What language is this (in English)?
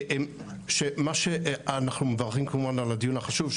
Hebrew